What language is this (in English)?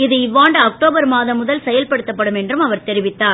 Tamil